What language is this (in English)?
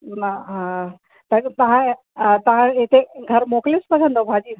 Sindhi